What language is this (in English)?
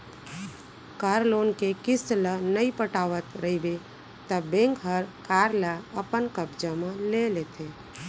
Chhattisgarhi